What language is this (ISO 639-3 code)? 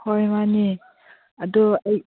mni